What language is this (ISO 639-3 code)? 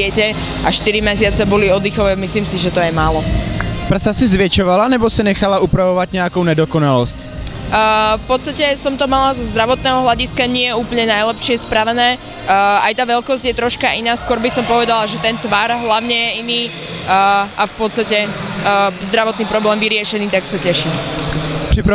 ces